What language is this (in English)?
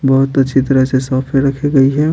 Hindi